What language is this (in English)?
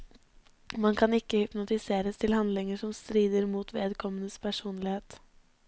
Norwegian